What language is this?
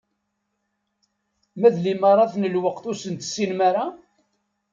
Kabyle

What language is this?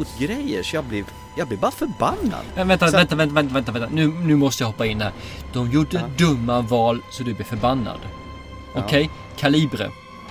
Swedish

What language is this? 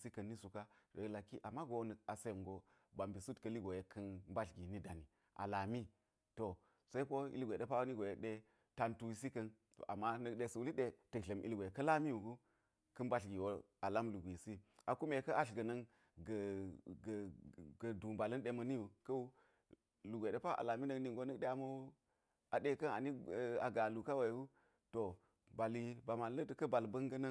Geji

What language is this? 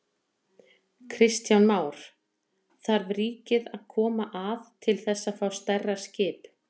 Icelandic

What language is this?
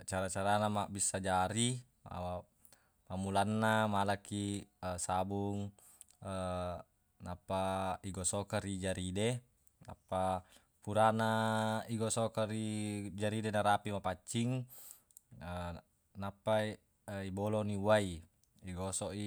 Buginese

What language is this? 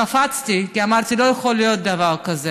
Hebrew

